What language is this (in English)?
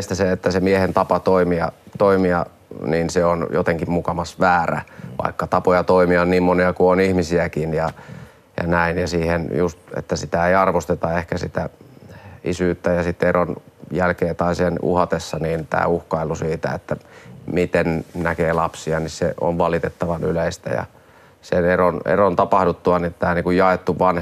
Finnish